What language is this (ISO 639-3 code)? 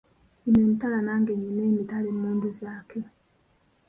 lug